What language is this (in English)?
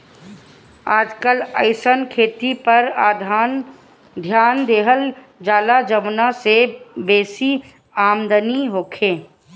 Bhojpuri